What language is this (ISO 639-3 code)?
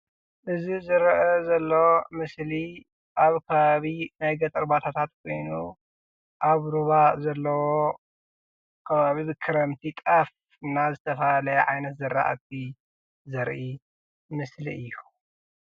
tir